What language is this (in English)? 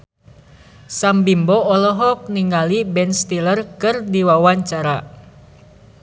Sundanese